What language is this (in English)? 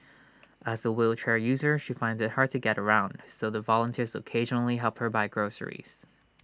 English